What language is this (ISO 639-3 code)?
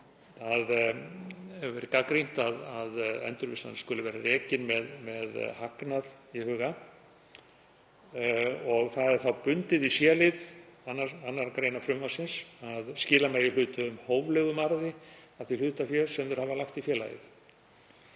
isl